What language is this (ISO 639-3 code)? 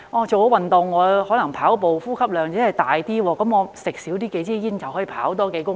yue